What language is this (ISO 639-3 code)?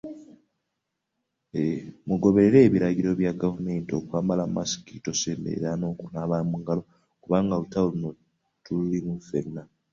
lug